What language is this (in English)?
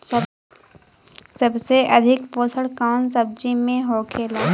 Bhojpuri